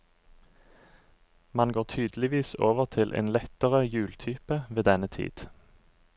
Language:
Norwegian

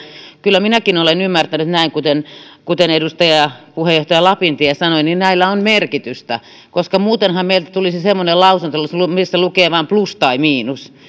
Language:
Finnish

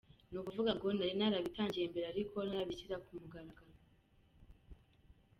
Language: Kinyarwanda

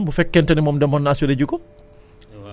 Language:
Wolof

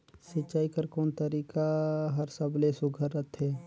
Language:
Chhattisgarhi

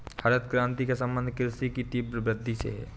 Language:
Hindi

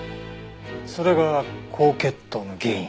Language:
Japanese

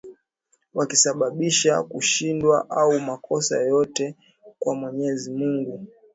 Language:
Swahili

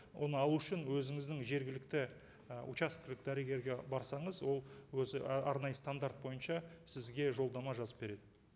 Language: Kazakh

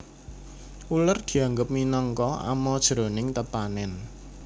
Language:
Javanese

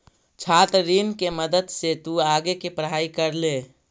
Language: Magahi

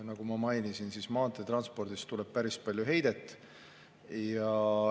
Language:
Estonian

